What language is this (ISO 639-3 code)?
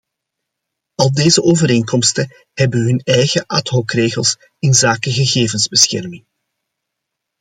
nld